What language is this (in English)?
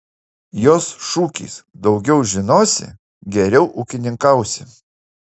Lithuanian